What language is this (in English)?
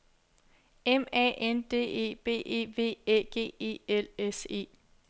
Danish